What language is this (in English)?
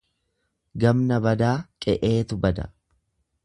Oromo